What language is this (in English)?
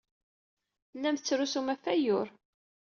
Kabyle